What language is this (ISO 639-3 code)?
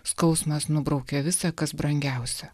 lit